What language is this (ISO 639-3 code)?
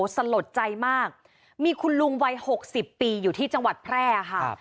tha